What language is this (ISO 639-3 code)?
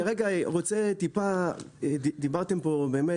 heb